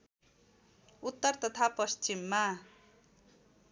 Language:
Nepali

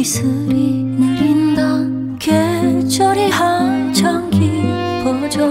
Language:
Korean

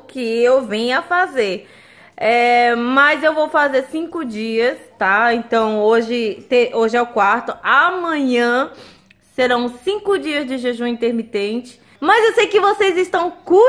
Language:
Portuguese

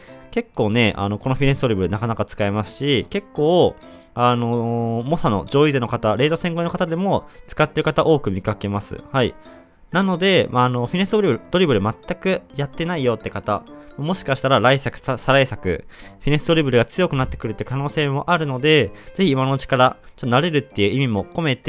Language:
Japanese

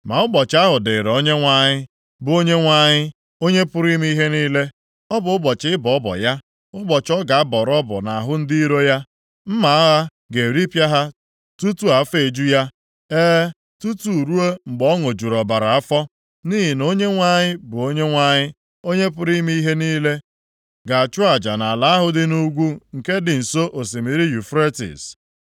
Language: Igbo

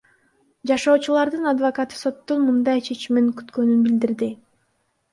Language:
Kyrgyz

